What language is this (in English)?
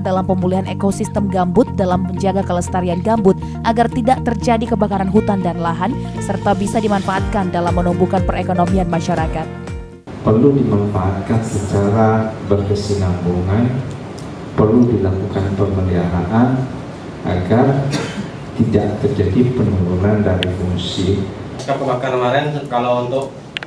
Indonesian